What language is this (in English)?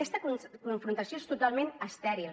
Catalan